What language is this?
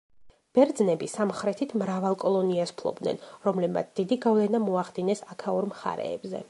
Georgian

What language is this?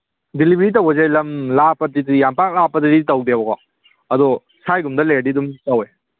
Manipuri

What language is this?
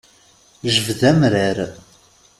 Kabyle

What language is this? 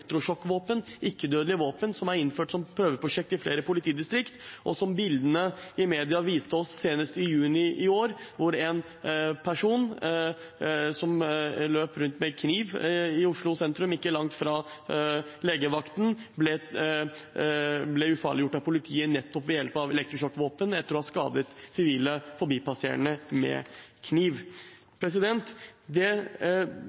Norwegian Bokmål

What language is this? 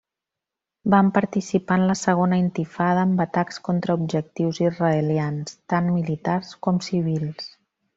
Catalan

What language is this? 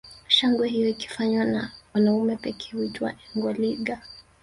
Swahili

